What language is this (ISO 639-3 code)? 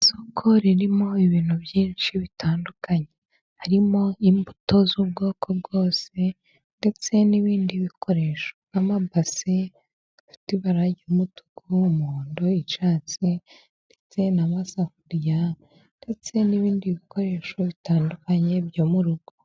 kin